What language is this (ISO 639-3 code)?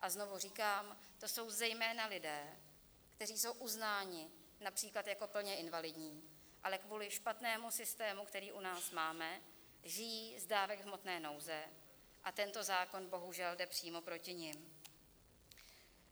ces